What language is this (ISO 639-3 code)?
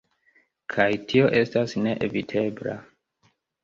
epo